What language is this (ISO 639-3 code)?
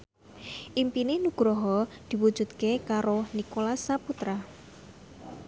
jav